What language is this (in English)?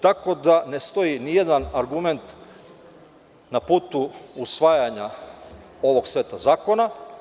Serbian